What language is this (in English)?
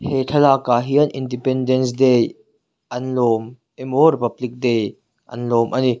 Mizo